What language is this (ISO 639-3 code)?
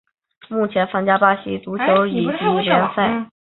zho